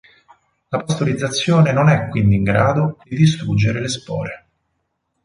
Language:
Italian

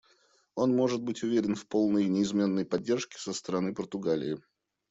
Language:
Russian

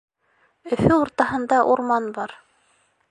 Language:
Bashkir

